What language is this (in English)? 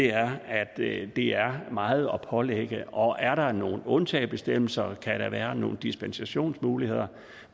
Danish